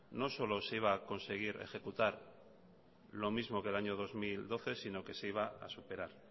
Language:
Spanish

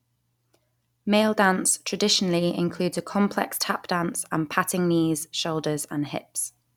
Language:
English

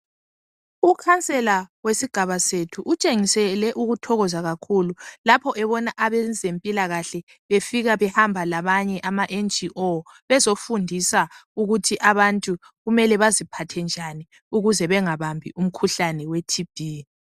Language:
North Ndebele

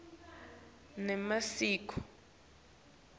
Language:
Swati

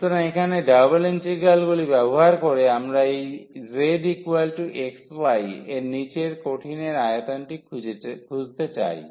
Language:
Bangla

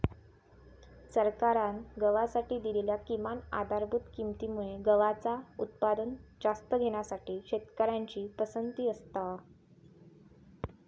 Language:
Marathi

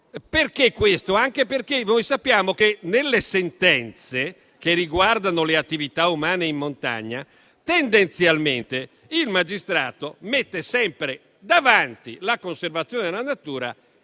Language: Italian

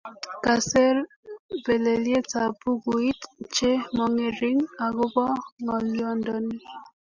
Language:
Kalenjin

